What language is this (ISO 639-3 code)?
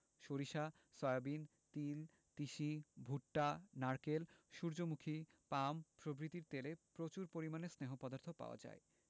ben